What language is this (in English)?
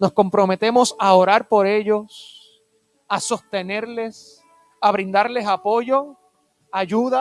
Spanish